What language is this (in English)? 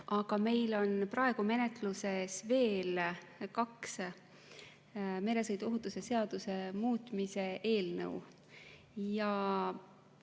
Estonian